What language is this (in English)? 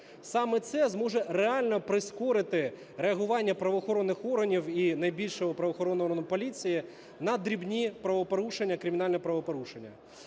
Ukrainian